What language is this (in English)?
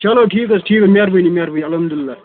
Kashmiri